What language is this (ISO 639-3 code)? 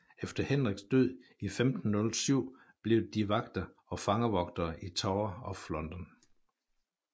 dan